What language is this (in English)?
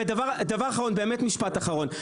Hebrew